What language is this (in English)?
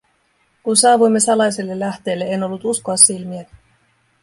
Finnish